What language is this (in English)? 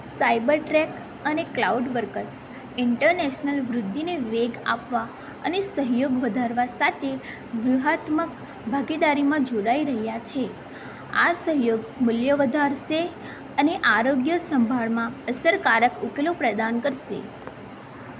Gujarati